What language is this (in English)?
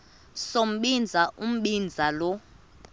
Xhosa